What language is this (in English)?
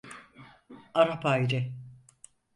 Turkish